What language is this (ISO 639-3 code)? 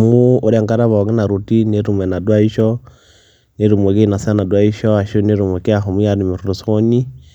mas